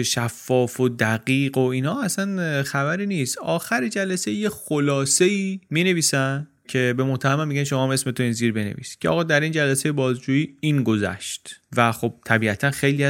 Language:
Persian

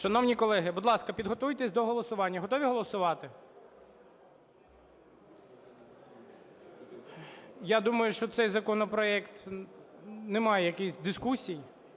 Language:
Ukrainian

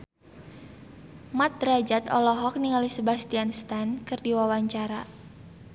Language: Sundanese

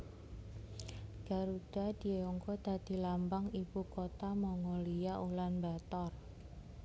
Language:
Javanese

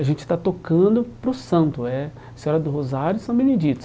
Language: Portuguese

